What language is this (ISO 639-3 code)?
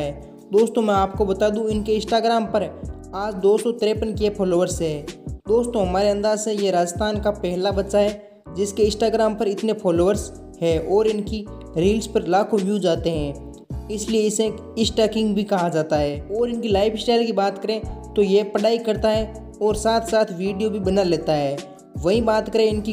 hin